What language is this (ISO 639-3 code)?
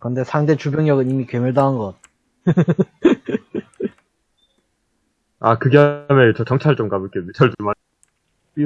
kor